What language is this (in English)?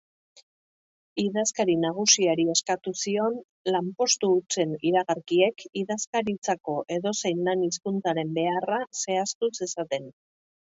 Basque